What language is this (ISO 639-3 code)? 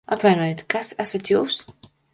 lav